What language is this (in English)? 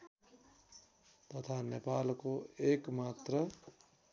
Nepali